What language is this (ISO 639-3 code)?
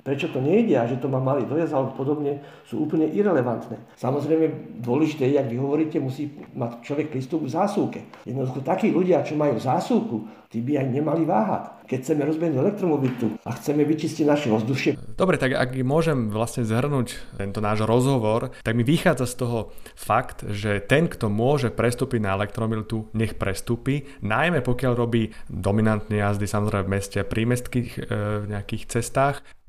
slk